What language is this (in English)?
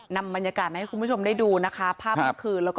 Thai